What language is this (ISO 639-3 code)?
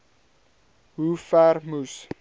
afr